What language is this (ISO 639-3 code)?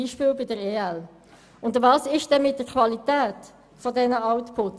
gsw